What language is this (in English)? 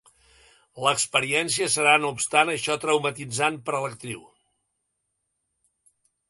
Catalan